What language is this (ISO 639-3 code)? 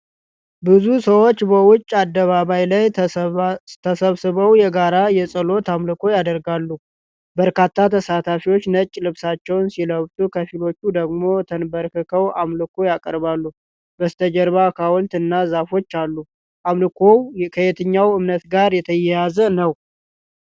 amh